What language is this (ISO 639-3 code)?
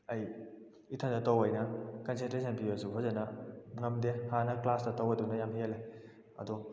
mni